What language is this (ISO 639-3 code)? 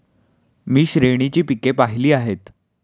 mar